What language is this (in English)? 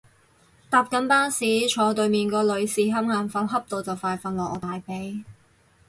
Cantonese